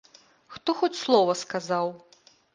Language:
Belarusian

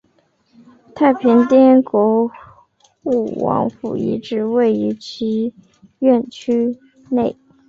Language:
Chinese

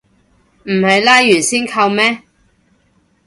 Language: Cantonese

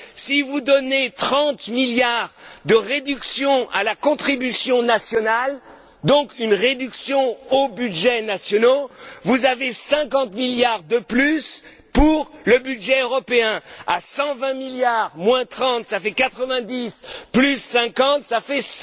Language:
French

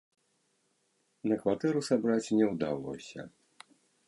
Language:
Belarusian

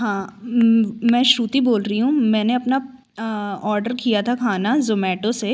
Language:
Hindi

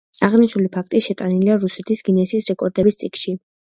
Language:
Georgian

